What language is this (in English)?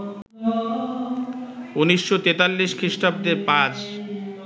Bangla